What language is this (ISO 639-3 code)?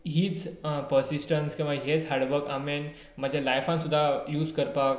kok